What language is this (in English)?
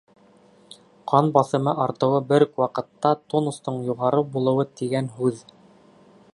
Bashkir